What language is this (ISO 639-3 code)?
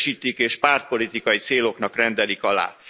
hun